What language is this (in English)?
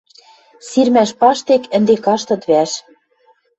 Western Mari